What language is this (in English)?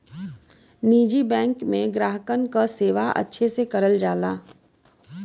Bhojpuri